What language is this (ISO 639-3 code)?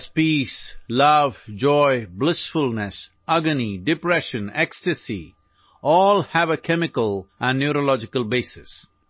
asm